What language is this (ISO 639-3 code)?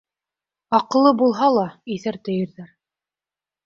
bak